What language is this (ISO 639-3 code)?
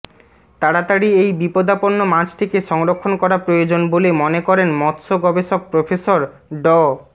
ben